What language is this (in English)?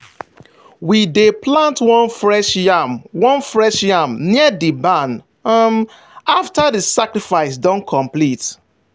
Nigerian Pidgin